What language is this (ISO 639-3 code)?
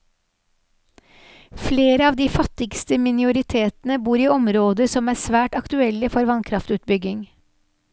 nor